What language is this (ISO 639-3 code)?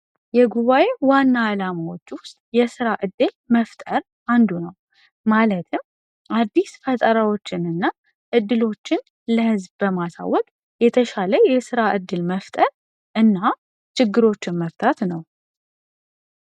amh